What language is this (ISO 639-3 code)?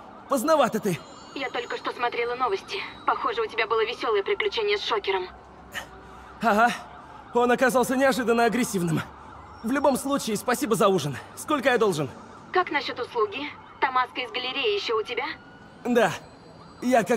rus